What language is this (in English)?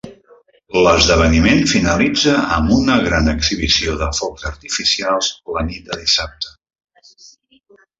Catalan